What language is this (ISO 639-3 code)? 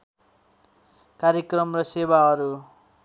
nep